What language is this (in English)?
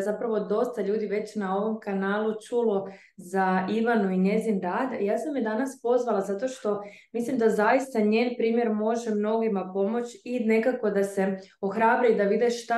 Croatian